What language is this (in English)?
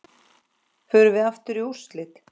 Icelandic